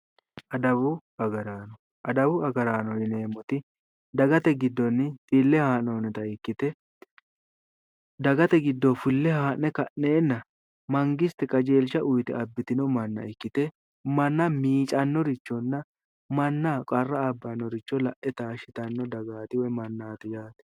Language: Sidamo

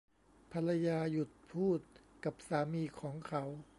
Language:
Thai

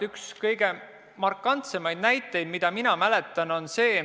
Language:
Estonian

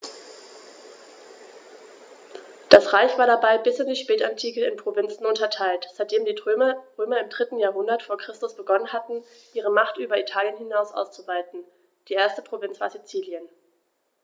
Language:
German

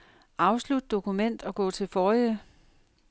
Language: Danish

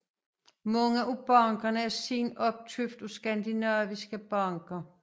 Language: Danish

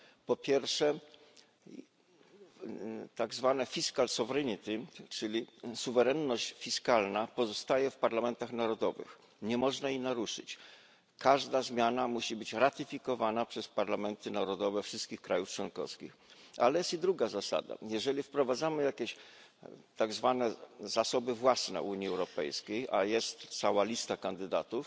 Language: Polish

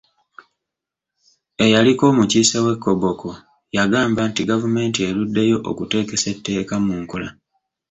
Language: Ganda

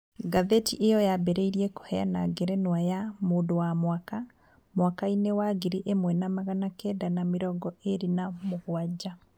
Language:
Kikuyu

